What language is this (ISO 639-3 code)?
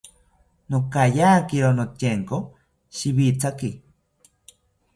cpy